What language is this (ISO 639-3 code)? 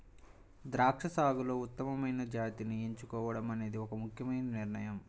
tel